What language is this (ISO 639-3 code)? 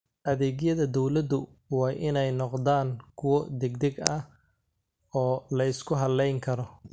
som